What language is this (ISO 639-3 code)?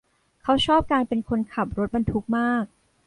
tha